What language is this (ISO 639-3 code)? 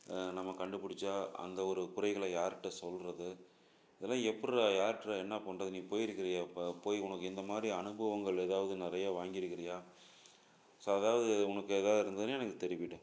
tam